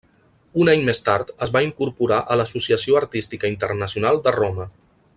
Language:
Catalan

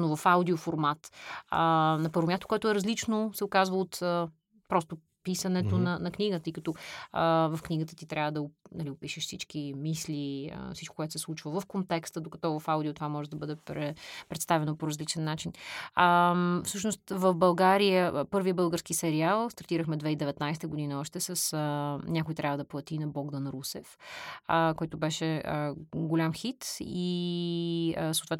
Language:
Bulgarian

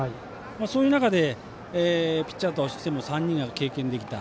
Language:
Japanese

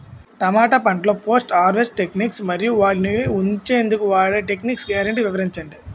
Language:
Telugu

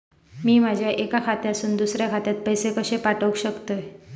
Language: Marathi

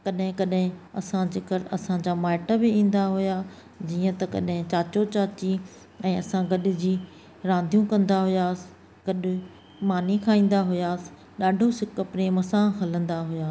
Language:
Sindhi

